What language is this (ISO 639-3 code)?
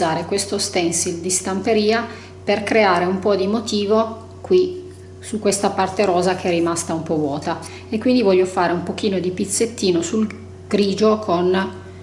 ita